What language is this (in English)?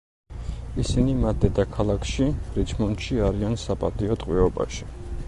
Georgian